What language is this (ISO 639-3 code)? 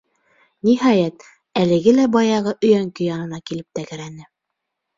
bak